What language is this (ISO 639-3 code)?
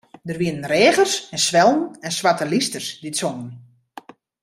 fry